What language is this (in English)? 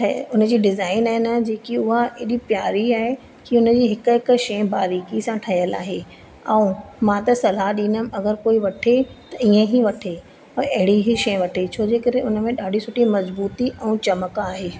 Sindhi